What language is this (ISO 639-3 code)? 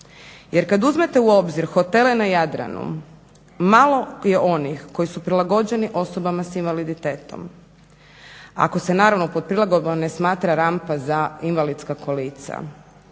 hrv